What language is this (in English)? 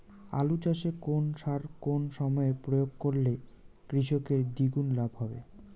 Bangla